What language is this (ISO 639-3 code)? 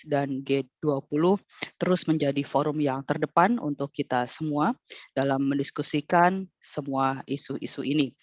ind